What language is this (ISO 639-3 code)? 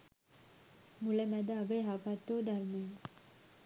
sin